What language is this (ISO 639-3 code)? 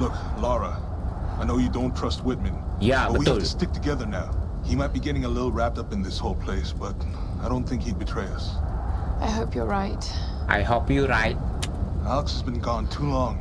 ind